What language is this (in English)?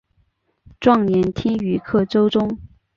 Chinese